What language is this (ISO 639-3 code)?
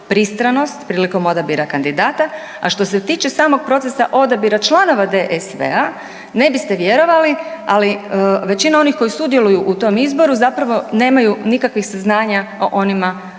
hrv